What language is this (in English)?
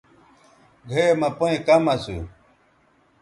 Bateri